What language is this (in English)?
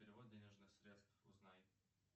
Russian